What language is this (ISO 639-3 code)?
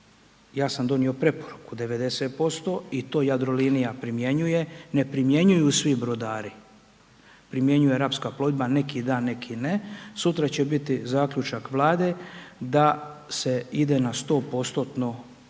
hrv